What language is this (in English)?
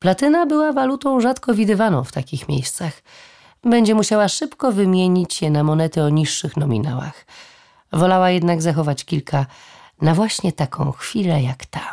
Polish